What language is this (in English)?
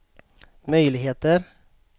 Swedish